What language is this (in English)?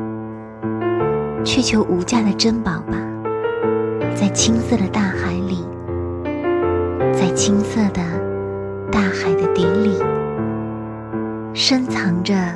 Chinese